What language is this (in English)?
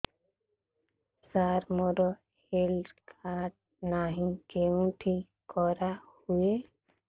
Odia